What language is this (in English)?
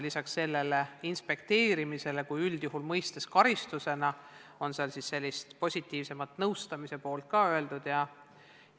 Estonian